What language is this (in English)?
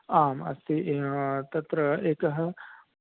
Sanskrit